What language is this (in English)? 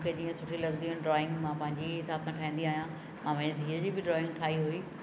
Sindhi